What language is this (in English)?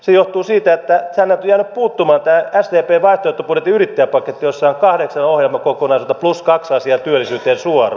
Finnish